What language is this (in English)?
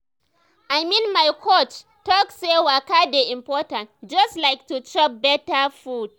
Nigerian Pidgin